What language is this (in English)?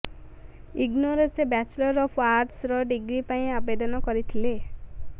Odia